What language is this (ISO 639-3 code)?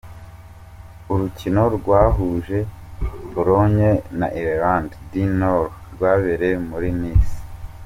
kin